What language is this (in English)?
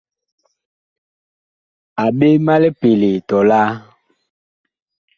Bakoko